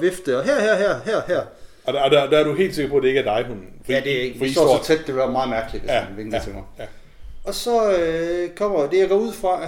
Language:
Danish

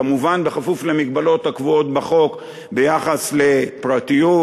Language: Hebrew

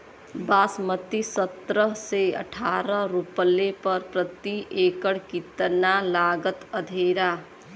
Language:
Bhojpuri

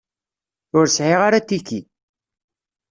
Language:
Kabyle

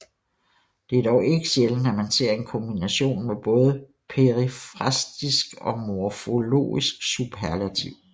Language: Danish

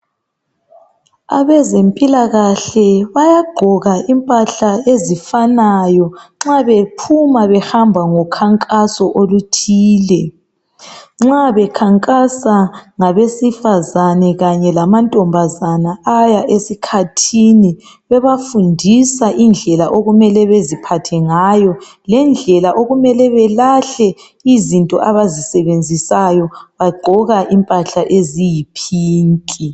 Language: North Ndebele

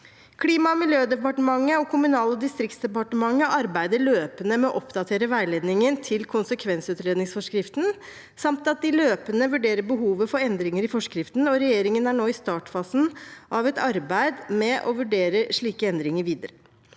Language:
Norwegian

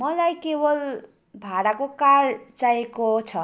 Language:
Nepali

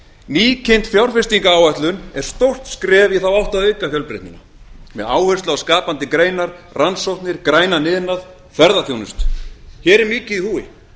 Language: Icelandic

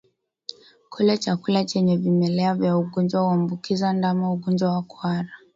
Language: Swahili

